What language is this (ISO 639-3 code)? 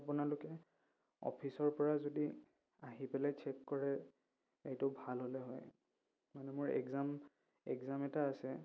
asm